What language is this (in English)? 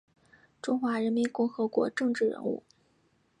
Chinese